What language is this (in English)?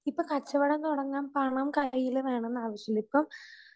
Malayalam